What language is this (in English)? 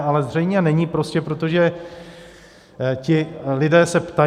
Czech